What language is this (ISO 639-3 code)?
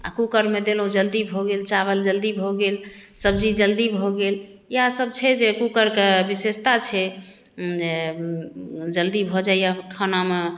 mai